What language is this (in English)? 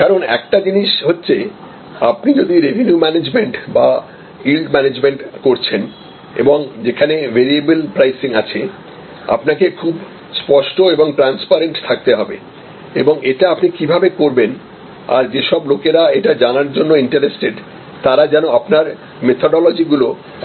Bangla